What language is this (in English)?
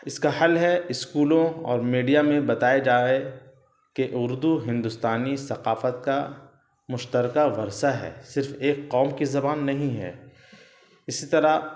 Urdu